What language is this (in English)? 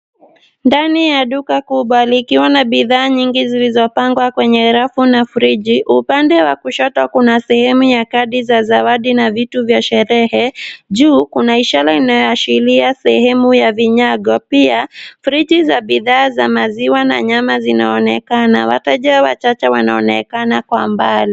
Swahili